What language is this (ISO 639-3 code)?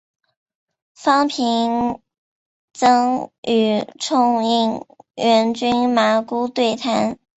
zho